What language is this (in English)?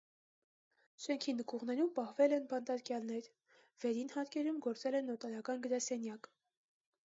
Armenian